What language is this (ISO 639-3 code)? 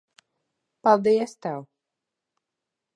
lav